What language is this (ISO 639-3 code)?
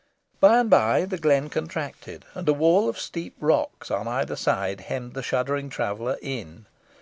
eng